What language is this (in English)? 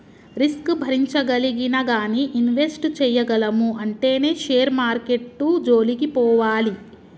Telugu